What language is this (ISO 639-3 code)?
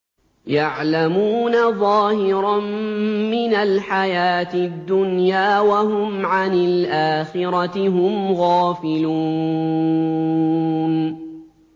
ara